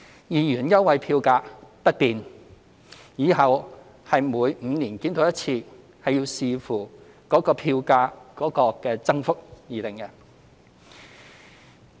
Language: Cantonese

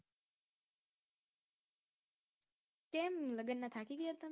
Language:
Gujarati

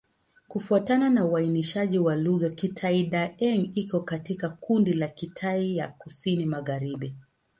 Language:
Swahili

